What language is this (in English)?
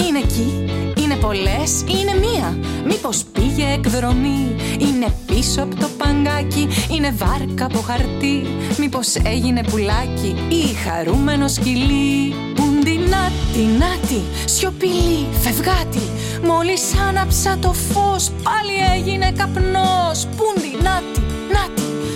Greek